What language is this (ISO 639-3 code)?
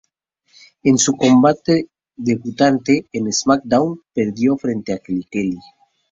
spa